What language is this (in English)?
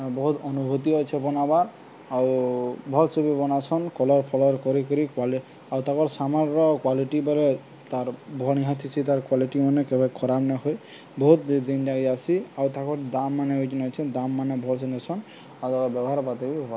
Odia